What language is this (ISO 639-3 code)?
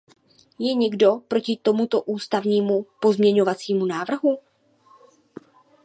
ces